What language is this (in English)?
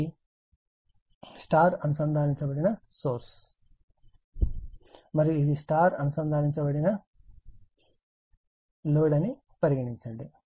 Telugu